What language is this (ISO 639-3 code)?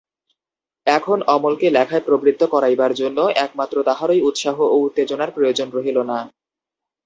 ben